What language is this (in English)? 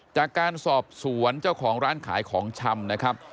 Thai